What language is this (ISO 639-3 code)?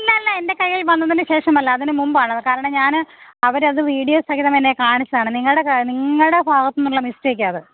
mal